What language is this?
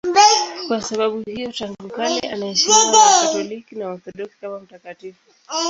Swahili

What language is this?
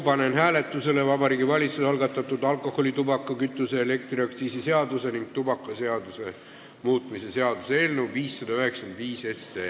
Estonian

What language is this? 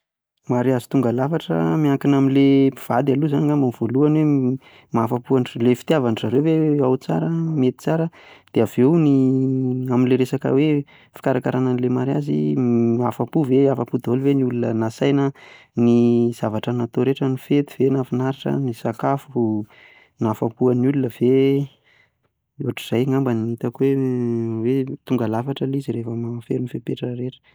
Malagasy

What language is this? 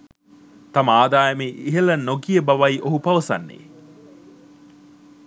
Sinhala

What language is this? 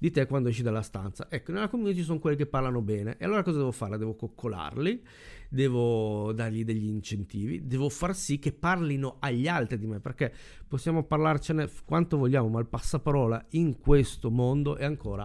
Italian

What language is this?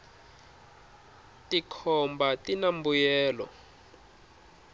Tsonga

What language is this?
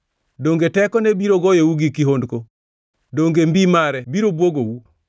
Luo (Kenya and Tanzania)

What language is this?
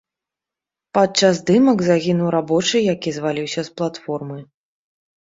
Belarusian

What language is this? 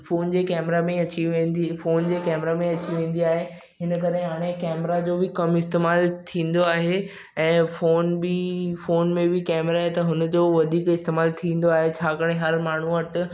Sindhi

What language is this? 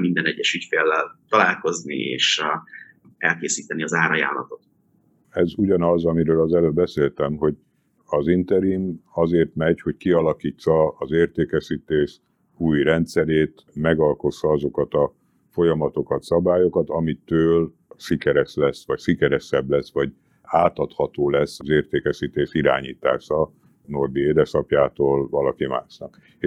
Hungarian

